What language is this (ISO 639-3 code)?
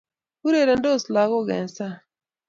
kln